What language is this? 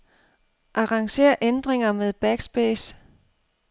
Danish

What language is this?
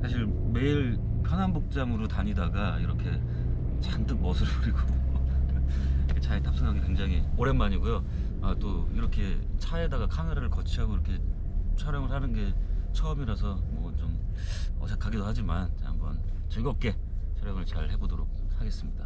Korean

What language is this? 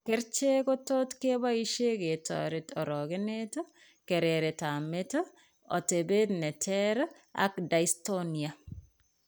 Kalenjin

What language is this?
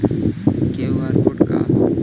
Bhojpuri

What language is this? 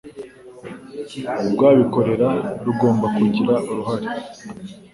Kinyarwanda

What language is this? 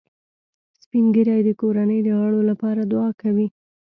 Pashto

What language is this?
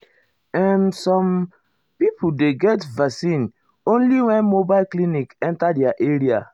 Nigerian Pidgin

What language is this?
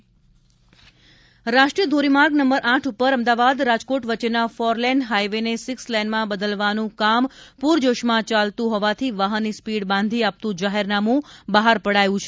Gujarati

